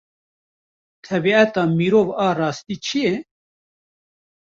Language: Kurdish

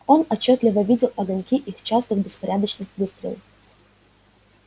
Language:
Russian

